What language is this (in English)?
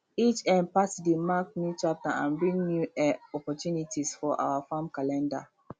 Nigerian Pidgin